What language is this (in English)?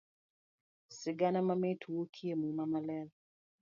Luo (Kenya and Tanzania)